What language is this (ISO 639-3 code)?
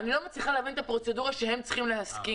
heb